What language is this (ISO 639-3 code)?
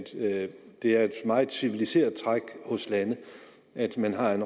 dan